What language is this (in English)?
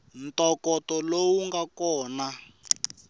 Tsonga